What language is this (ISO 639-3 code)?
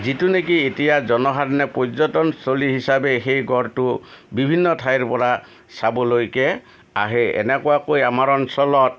asm